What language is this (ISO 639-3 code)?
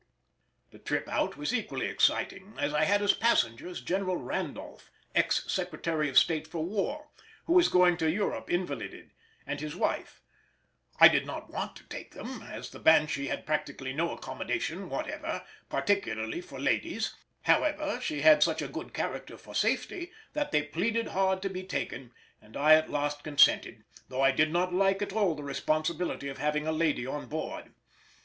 eng